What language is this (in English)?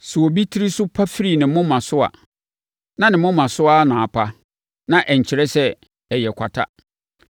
Akan